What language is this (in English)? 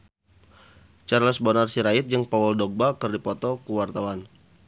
Sundanese